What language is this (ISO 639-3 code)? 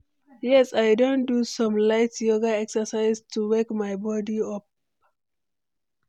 pcm